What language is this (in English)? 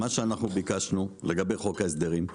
Hebrew